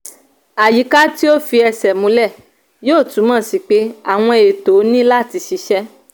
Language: Yoruba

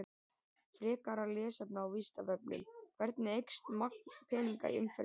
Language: Icelandic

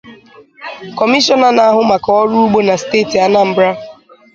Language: Igbo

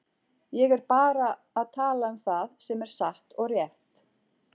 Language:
Icelandic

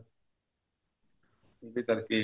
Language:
Punjabi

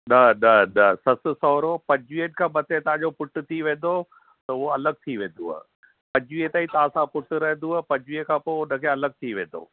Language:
Sindhi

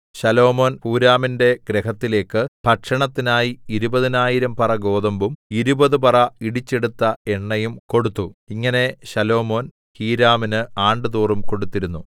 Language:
Malayalam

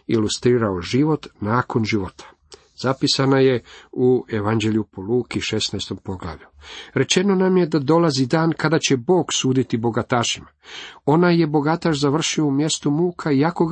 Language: Croatian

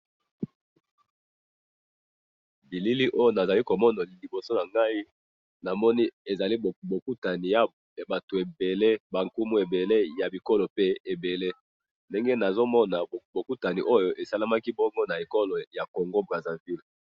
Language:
Lingala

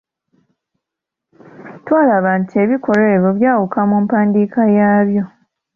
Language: Ganda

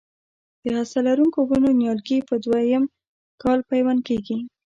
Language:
Pashto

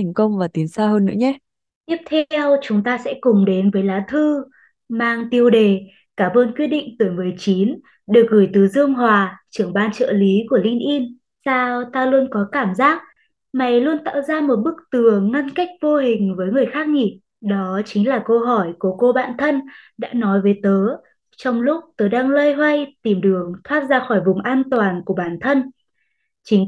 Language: Vietnamese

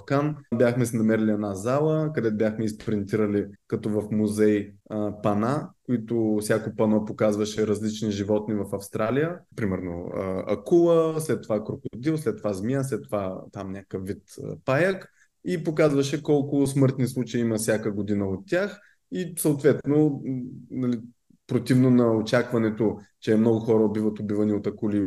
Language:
Bulgarian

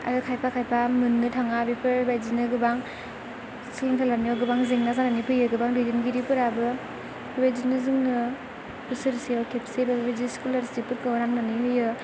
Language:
Bodo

